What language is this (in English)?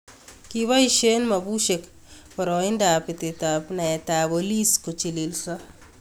Kalenjin